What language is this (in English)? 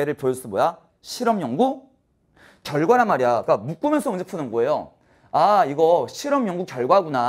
Korean